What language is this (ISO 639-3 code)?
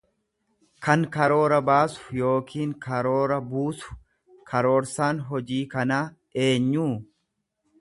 orm